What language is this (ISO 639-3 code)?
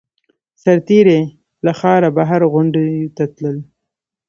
pus